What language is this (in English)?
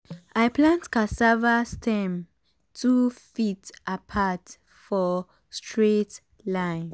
Nigerian Pidgin